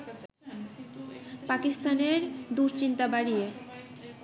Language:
Bangla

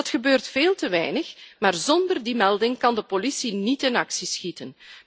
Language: Dutch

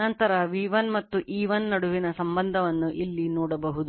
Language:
Kannada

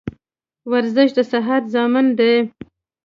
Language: Pashto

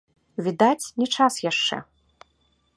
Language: Belarusian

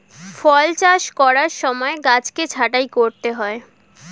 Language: Bangla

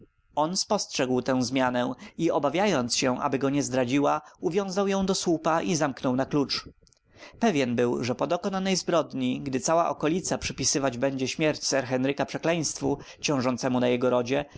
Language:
Polish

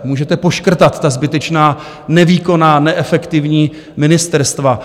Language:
Czech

